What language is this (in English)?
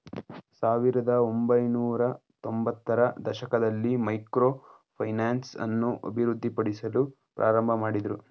Kannada